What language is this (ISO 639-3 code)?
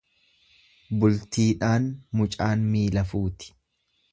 orm